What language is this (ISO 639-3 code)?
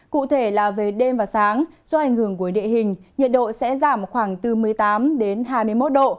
vie